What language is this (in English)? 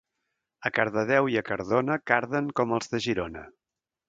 Catalan